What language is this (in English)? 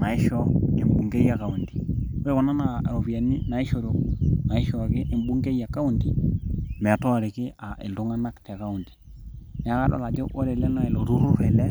Masai